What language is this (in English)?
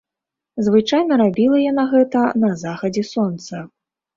Belarusian